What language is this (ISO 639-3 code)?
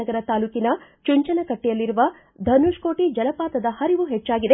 kan